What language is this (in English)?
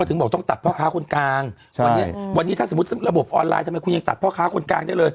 Thai